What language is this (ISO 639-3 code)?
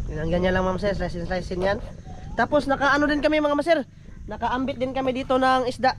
fil